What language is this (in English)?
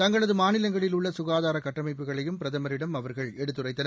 Tamil